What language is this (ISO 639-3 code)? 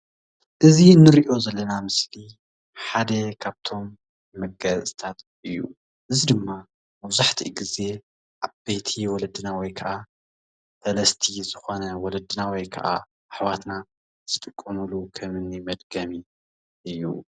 tir